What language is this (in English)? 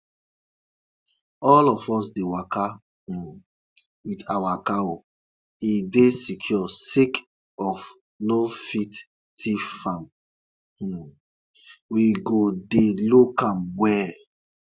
Nigerian Pidgin